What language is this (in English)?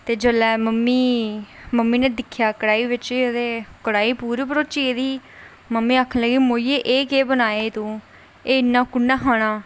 Dogri